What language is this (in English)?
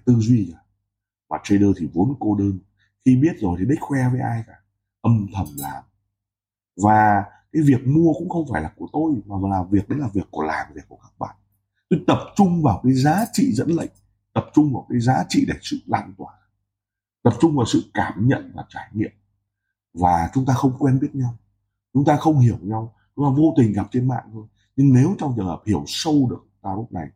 Vietnamese